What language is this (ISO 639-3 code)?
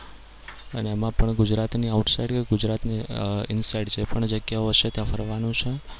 guj